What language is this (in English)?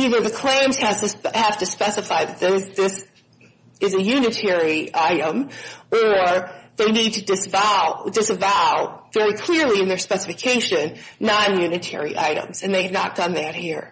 English